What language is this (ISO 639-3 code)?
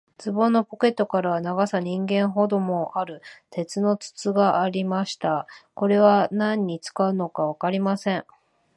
jpn